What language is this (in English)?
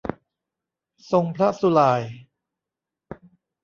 Thai